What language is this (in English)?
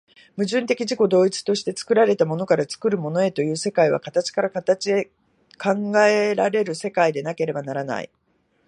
Japanese